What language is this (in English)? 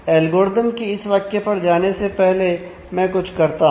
Hindi